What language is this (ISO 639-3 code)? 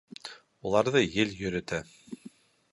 bak